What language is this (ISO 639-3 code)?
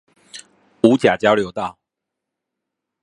zho